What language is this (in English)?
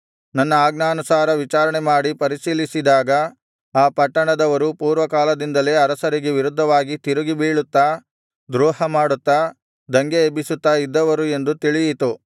Kannada